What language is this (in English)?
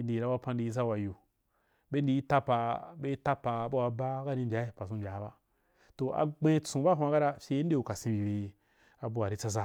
Wapan